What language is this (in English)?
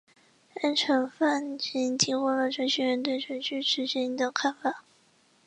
Chinese